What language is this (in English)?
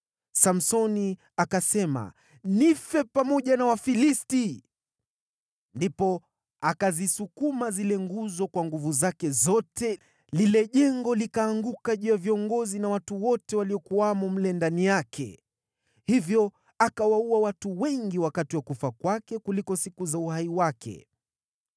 Swahili